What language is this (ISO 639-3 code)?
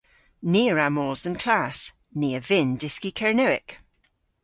cor